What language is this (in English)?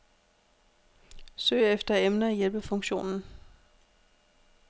Danish